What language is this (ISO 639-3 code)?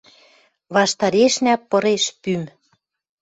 mrj